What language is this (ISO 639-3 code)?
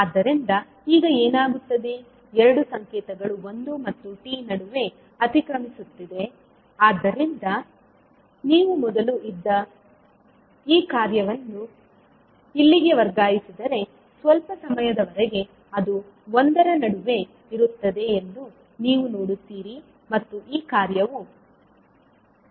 kan